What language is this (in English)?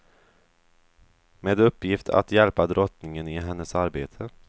Swedish